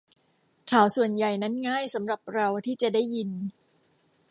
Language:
Thai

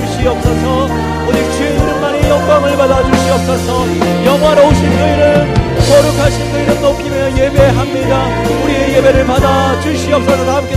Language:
Korean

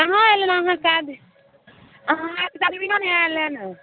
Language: Maithili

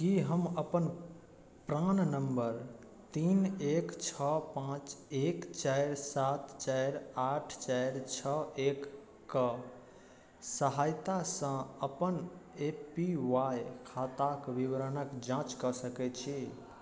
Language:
Maithili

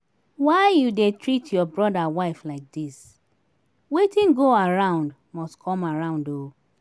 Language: Nigerian Pidgin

